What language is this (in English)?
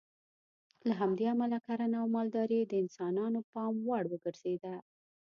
Pashto